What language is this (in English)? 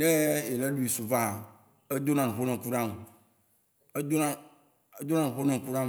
Waci Gbe